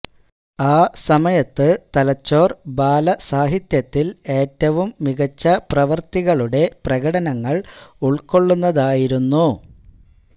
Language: Malayalam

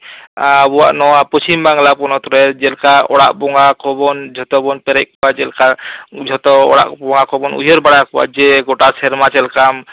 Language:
Santali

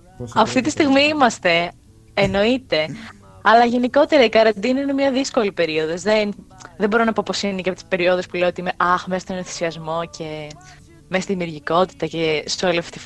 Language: Greek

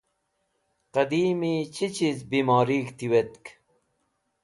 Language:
Wakhi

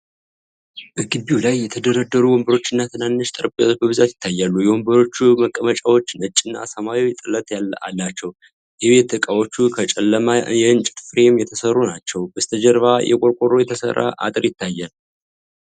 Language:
Amharic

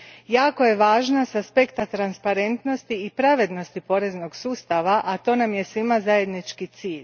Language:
Croatian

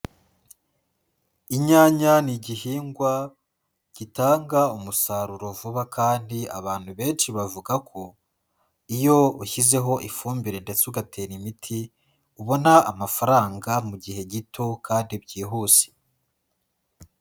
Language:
Kinyarwanda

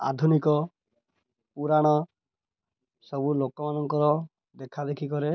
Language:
Odia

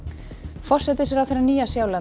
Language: Icelandic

